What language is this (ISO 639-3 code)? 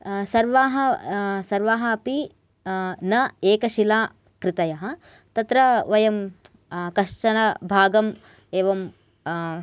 san